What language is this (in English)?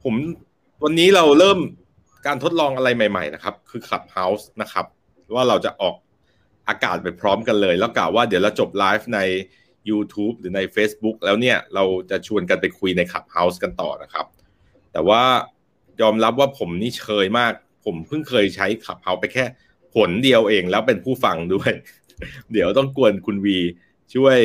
Thai